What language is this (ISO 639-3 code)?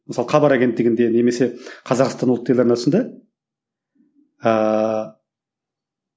kaz